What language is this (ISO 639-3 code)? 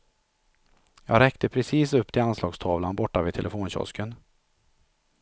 swe